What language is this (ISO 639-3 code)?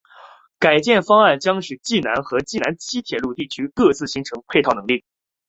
zho